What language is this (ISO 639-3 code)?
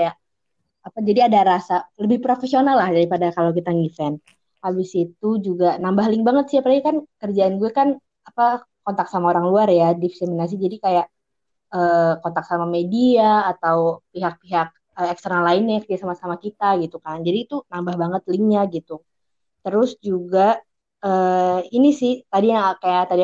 ind